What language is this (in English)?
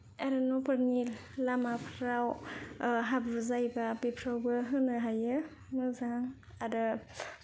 Bodo